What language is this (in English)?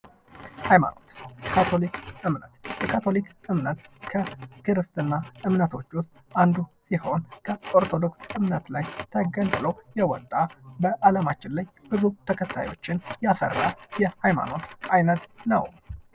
Amharic